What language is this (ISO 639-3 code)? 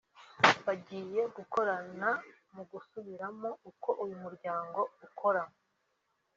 kin